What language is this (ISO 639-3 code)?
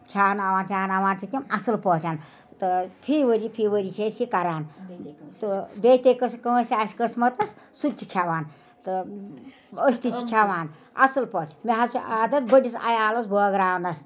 kas